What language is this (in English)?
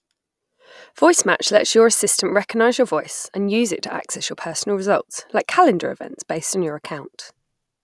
English